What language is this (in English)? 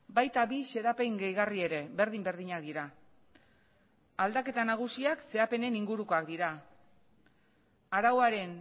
Basque